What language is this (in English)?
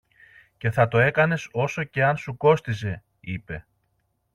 Greek